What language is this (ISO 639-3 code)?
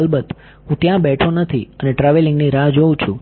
guj